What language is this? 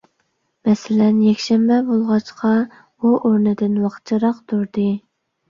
Uyghur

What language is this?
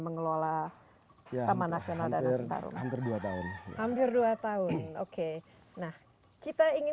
Indonesian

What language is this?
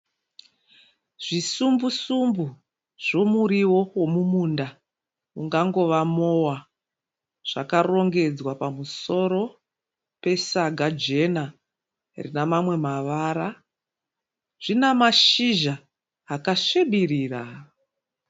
Shona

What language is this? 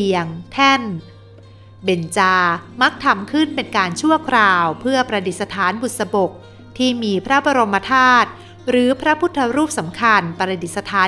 Thai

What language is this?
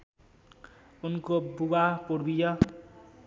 Nepali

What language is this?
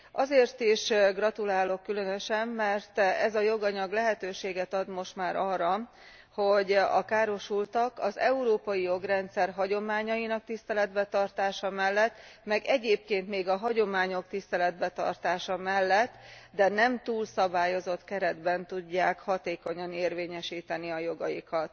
Hungarian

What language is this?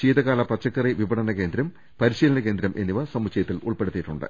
Malayalam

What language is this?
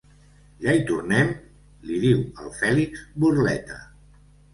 Catalan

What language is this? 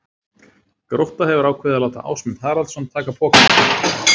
Icelandic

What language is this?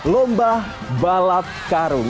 Indonesian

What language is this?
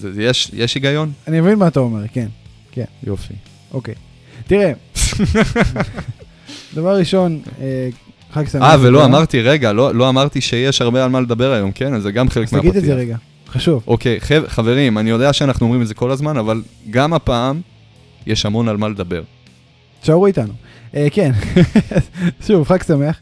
Hebrew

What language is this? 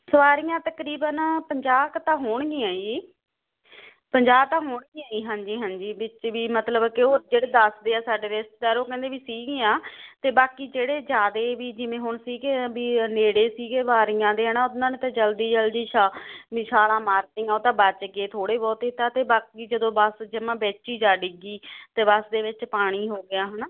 Punjabi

